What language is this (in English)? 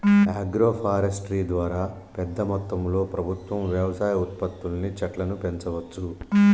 Telugu